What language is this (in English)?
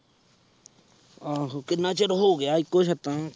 Punjabi